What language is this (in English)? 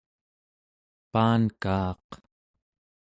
Central Yupik